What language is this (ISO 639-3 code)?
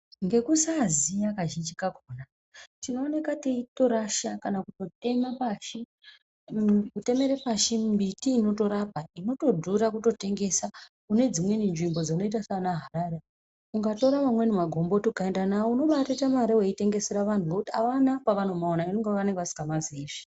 ndc